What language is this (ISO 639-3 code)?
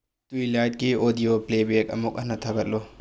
mni